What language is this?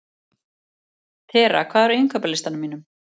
Icelandic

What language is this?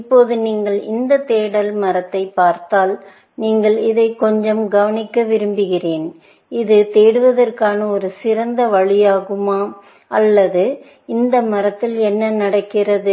Tamil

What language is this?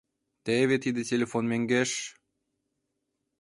Mari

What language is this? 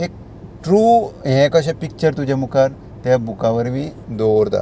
Konkani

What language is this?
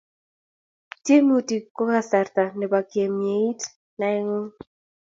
Kalenjin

